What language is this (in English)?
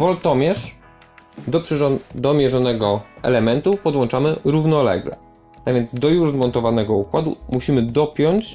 Polish